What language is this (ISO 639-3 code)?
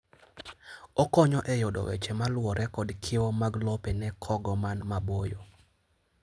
luo